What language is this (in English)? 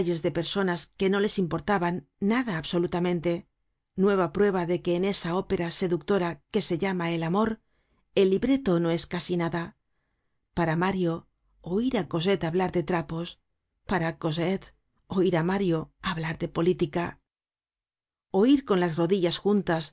Spanish